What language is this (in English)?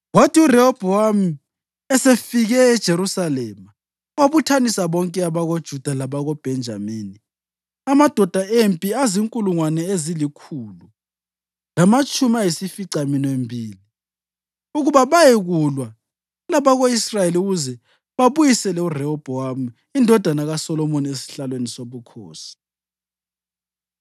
North Ndebele